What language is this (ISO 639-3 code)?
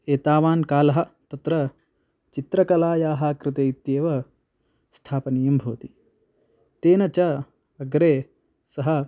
san